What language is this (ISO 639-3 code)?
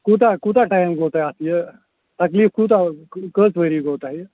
kas